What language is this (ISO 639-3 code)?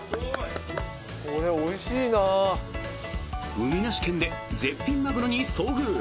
jpn